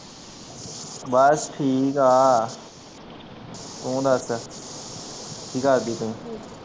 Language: Punjabi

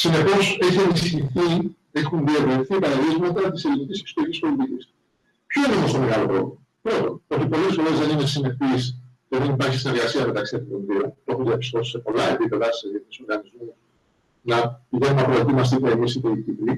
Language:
Greek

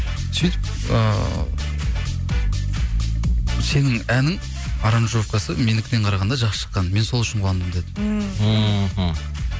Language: Kazakh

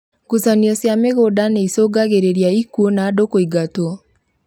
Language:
Kikuyu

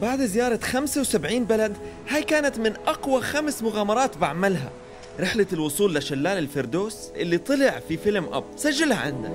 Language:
Arabic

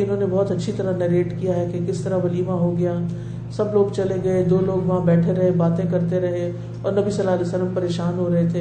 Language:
Urdu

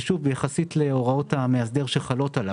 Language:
Hebrew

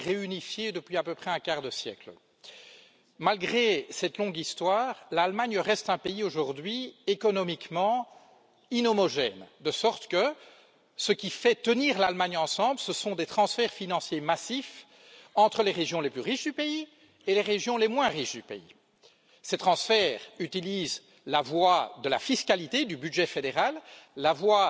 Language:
French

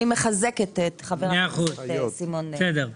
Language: Hebrew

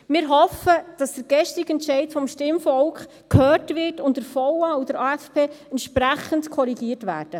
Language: Swiss German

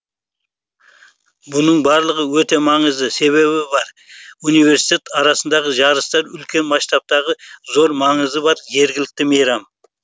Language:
Kazakh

